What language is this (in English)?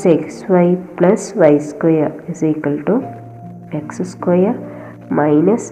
Malayalam